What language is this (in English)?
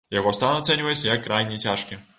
Belarusian